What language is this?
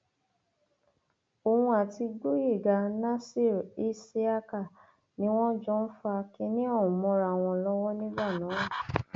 Yoruba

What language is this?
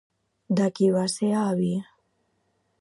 Catalan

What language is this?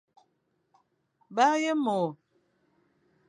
Fang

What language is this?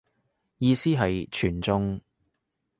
Cantonese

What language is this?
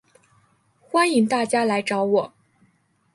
Chinese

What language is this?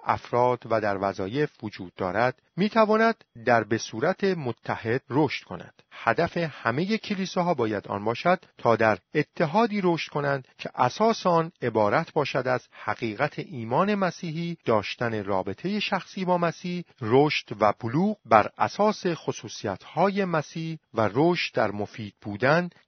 Persian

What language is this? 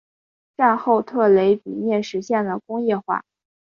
Chinese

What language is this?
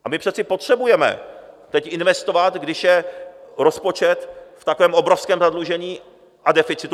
Czech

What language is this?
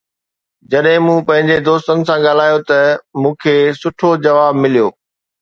Sindhi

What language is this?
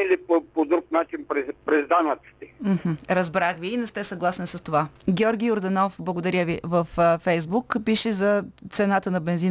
Bulgarian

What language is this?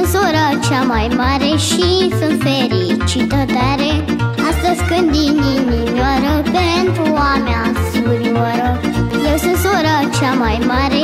Romanian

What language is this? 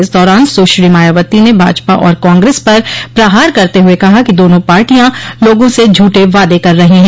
Hindi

